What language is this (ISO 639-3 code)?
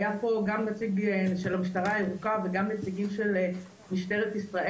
heb